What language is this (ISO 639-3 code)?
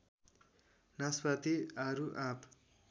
nep